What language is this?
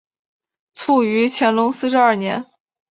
Chinese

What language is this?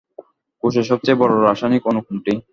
Bangla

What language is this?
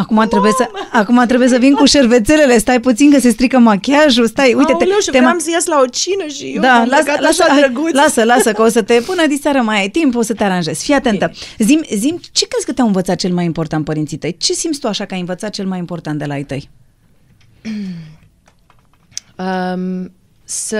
Romanian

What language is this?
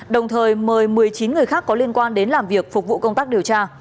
Vietnamese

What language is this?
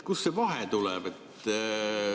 Estonian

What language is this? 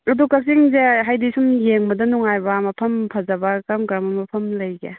Manipuri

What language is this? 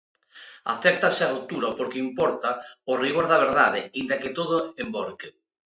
Galician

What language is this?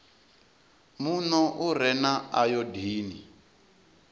Venda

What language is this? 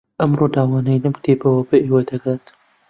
Central Kurdish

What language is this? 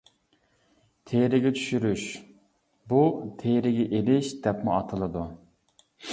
Uyghur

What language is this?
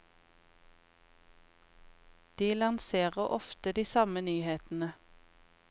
Norwegian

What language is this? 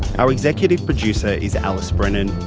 English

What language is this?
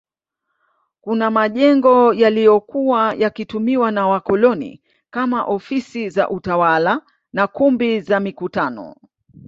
Swahili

